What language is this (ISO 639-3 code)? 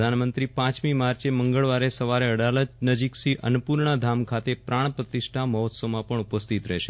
guj